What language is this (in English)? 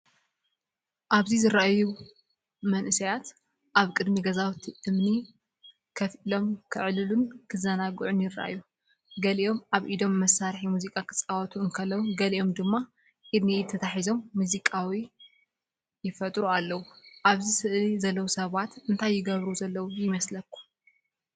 Tigrinya